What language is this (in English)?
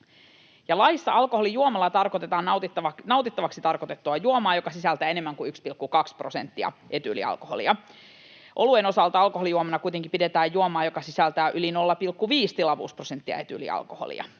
Finnish